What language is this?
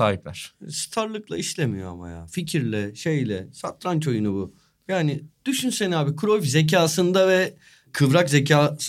Turkish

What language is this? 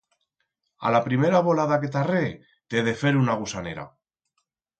Aragonese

